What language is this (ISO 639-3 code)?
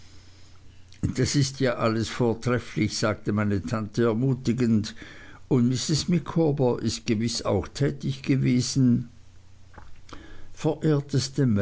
deu